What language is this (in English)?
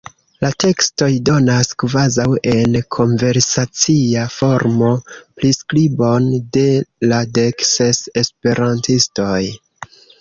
Esperanto